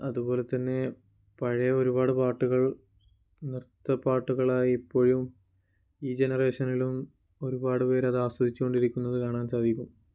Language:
Malayalam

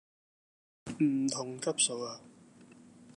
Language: Cantonese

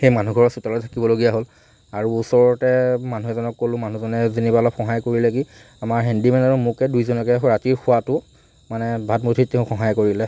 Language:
Assamese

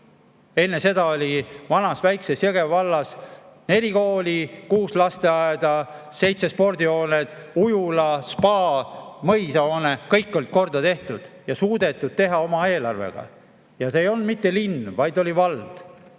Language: Estonian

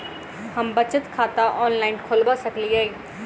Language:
Maithili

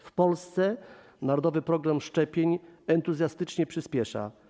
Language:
Polish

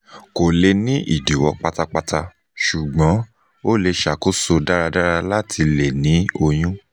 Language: Yoruba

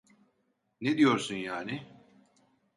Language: Turkish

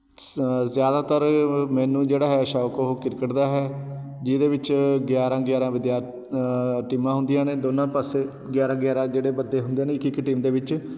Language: Punjabi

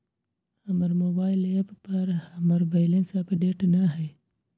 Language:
Magahi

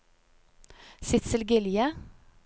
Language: Norwegian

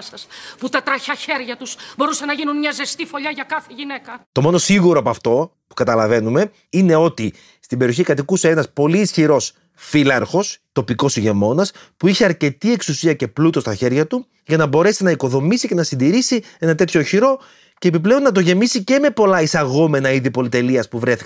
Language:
Greek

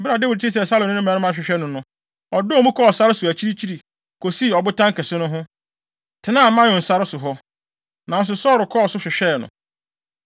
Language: Akan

